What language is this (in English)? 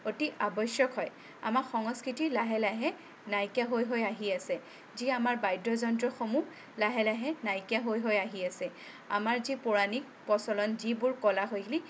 Assamese